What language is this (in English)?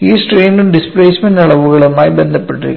Malayalam